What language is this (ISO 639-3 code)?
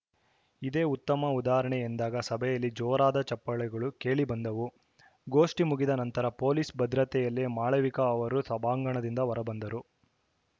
kan